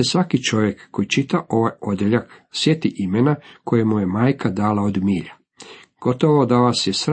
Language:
Croatian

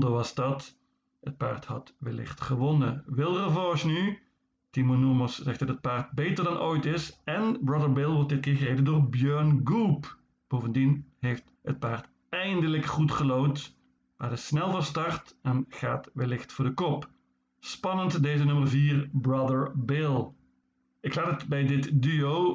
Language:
Dutch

